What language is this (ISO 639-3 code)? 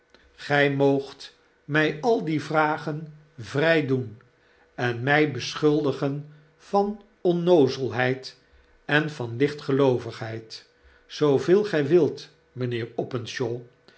nld